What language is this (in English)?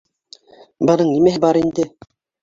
Bashkir